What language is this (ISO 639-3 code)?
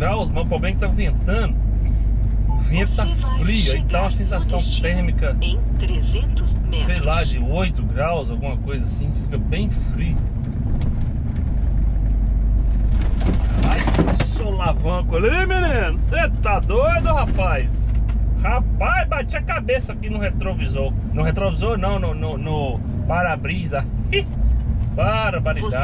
por